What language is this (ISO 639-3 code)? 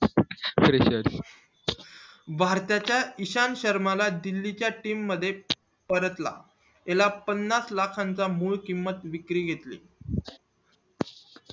mar